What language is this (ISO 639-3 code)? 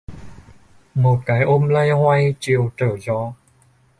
vie